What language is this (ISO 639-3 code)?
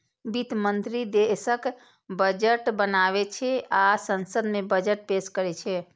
mai